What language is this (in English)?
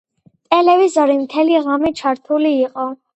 Georgian